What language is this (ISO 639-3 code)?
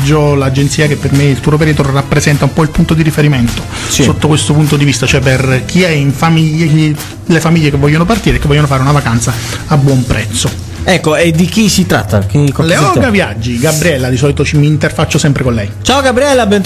ita